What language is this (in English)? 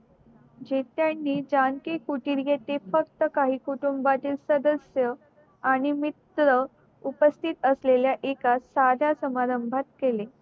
Marathi